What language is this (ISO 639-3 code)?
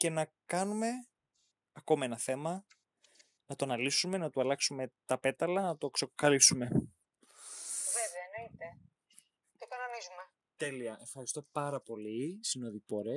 ell